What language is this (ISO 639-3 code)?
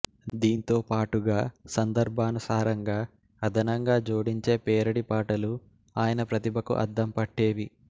tel